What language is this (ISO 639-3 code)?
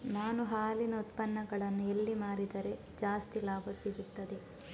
kan